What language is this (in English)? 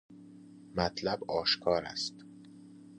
Persian